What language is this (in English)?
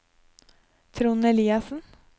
Norwegian